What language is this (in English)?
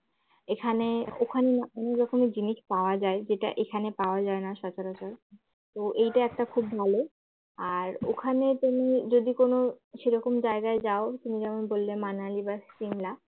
Bangla